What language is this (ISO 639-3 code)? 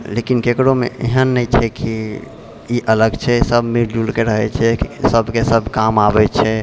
mai